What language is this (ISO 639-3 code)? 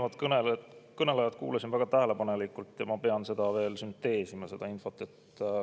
est